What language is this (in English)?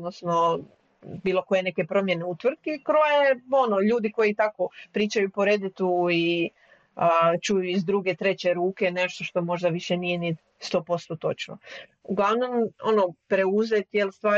Croatian